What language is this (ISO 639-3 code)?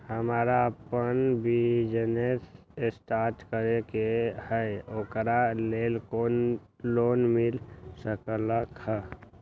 mag